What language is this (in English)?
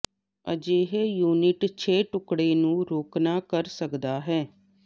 Punjabi